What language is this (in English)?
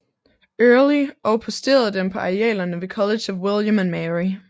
Danish